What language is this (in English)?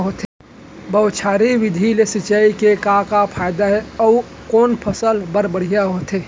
Chhattisgarhi